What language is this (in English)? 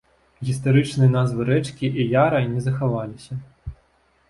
Belarusian